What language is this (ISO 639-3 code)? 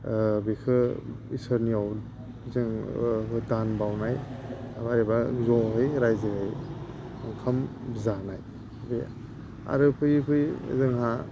brx